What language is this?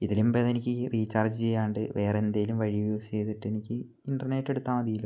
Malayalam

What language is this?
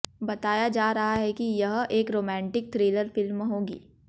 Hindi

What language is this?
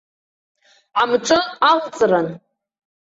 Abkhazian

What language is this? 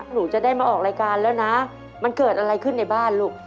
Thai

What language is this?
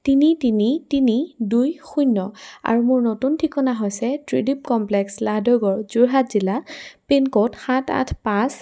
Assamese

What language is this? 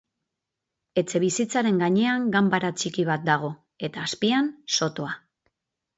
Basque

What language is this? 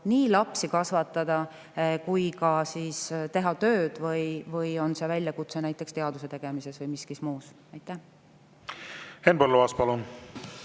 Estonian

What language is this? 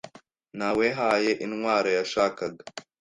Kinyarwanda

